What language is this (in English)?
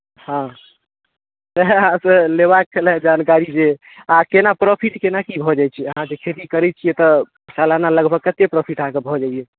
Maithili